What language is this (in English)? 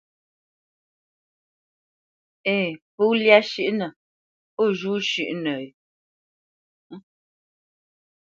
Bamenyam